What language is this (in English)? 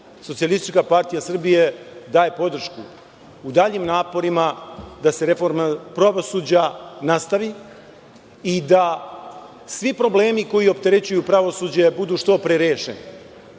Serbian